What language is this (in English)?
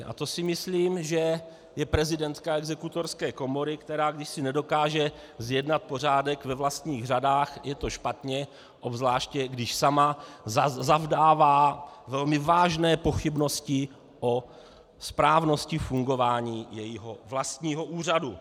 Czech